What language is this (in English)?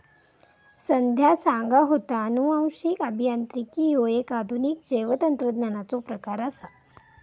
Marathi